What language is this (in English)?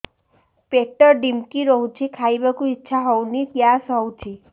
Odia